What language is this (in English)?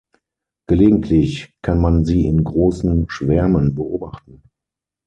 German